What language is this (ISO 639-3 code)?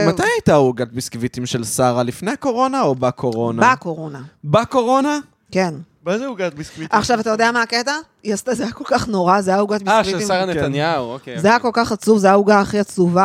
heb